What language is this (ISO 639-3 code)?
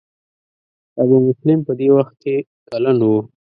pus